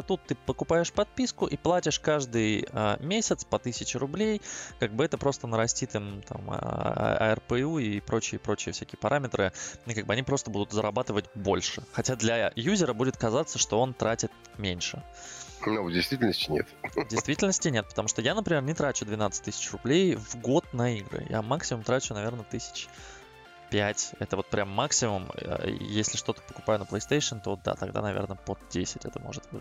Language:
Russian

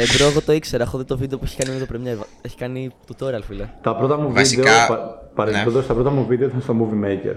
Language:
Greek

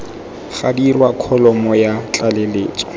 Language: Tswana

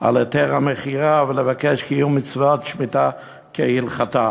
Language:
Hebrew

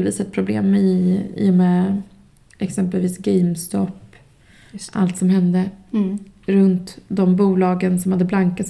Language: Swedish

